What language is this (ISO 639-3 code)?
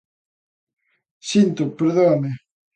glg